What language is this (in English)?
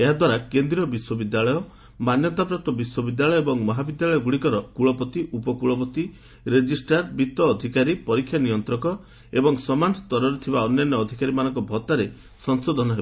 Odia